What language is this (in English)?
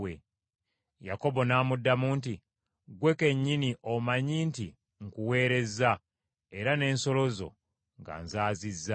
Ganda